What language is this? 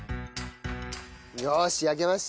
Japanese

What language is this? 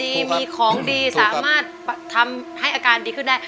Thai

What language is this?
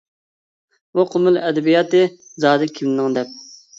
Uyghur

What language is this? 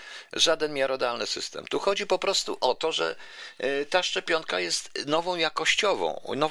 Polish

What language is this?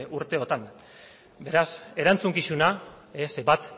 Basque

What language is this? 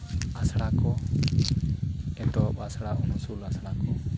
Santali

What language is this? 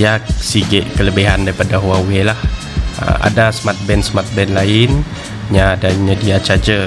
Malay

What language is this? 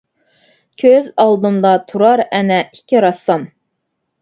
Uyghur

